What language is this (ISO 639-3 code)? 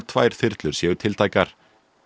isl